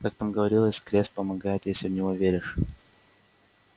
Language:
Russian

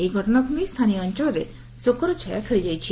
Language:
Odia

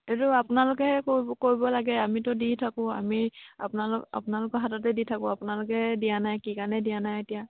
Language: Assamese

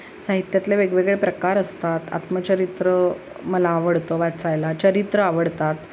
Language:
Marathi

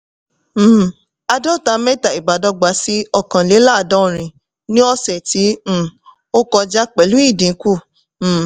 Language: Yoruba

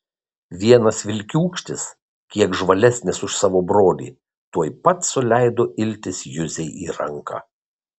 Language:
Lithuanian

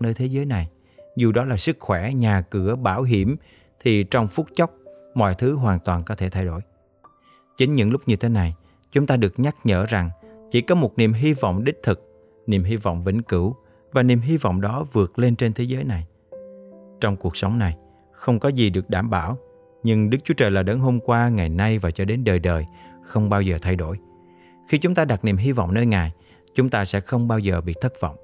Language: Vietnamese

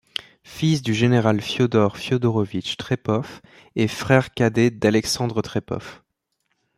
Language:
French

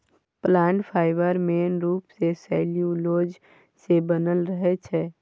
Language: Maithili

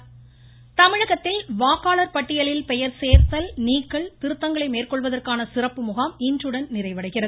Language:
Tamil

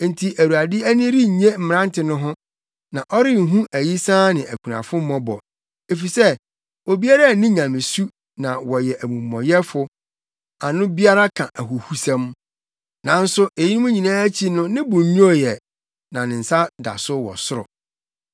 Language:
Akan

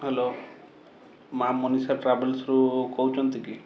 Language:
Odia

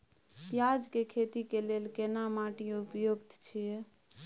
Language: Maithili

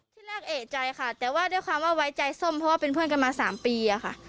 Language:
Thai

